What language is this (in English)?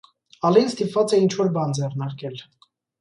Armenian